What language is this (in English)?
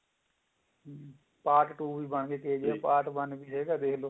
Punjabi